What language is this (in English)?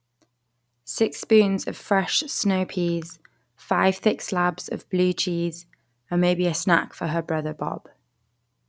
English